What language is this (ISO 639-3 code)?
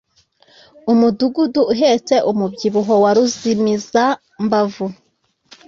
kin